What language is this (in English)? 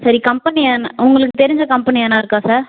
Tamil